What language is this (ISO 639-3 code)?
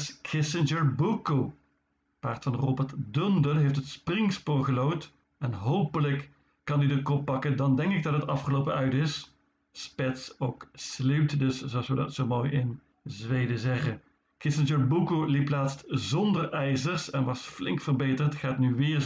nld